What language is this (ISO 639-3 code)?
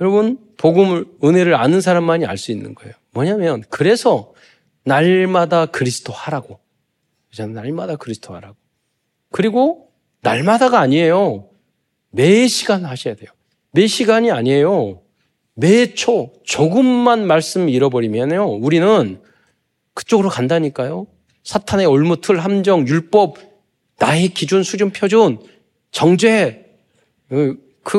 kor